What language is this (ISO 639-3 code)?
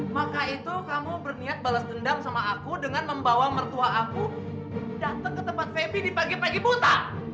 ind